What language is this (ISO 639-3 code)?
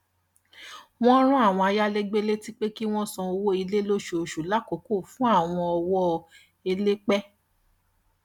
yor